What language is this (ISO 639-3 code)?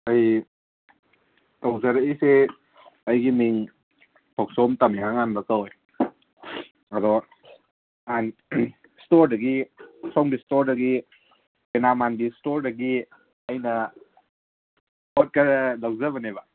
mni